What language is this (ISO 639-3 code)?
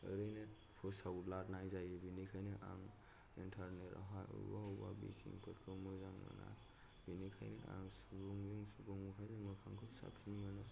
brx